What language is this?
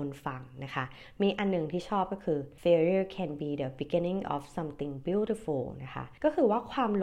Thai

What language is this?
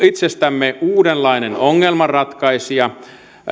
Finnish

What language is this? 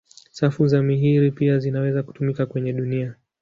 Swahili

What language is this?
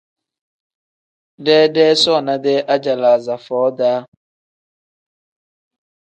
Tem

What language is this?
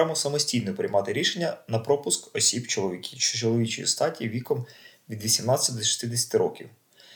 Ukrainian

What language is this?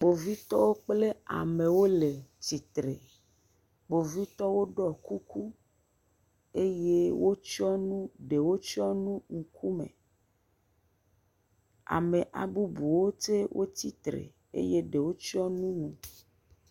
Ewe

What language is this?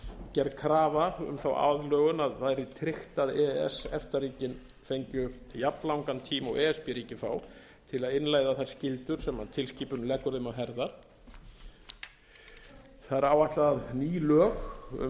Icelandic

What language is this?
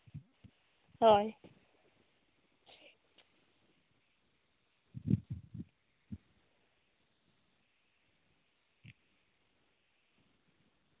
Santali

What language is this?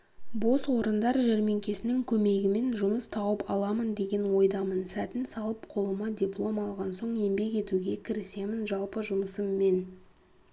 Kazakh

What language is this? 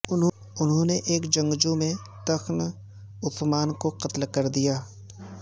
Urdu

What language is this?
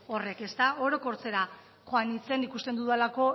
Basque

